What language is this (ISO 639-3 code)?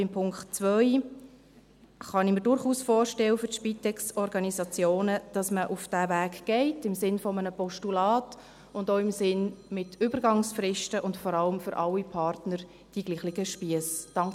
gsw